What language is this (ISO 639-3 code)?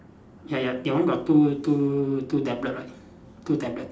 eng